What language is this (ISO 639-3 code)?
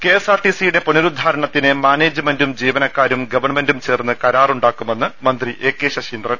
mal